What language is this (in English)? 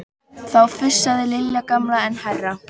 Icelandic